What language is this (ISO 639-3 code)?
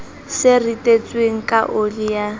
sot